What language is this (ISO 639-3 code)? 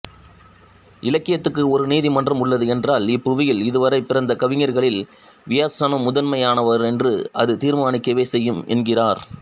tam